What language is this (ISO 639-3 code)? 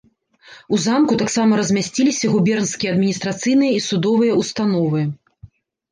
bel